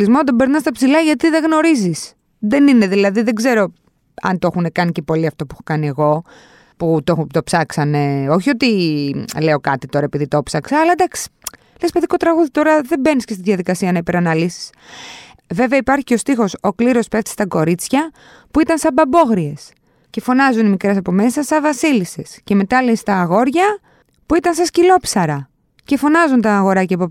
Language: Greek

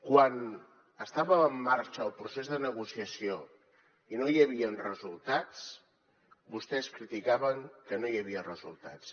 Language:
Catalan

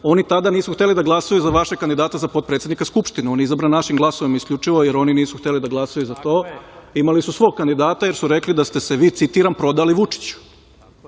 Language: Serbian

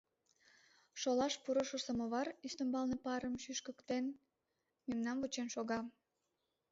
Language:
Mari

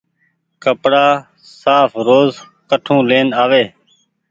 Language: Goaria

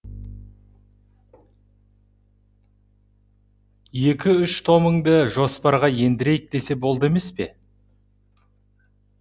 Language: Kazakh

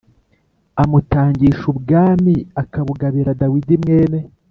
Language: Kinyarwanda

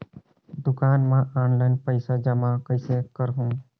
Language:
Chhattisgarhi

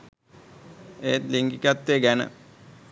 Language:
Sinhala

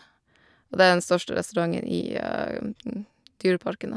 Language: Norwegian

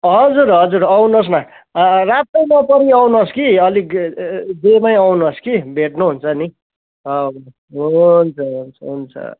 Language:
Nepali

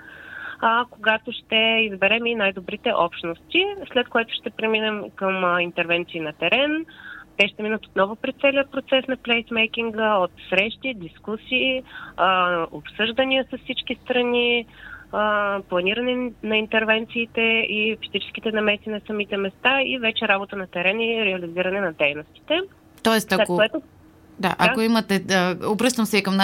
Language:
Bulgarian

